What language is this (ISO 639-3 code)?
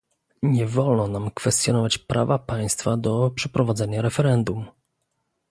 pol